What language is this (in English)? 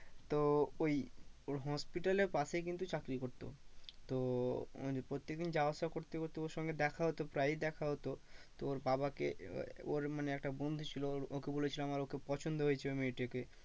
Bangla